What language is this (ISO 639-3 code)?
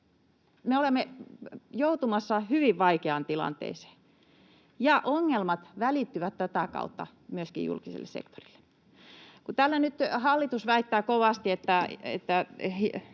fin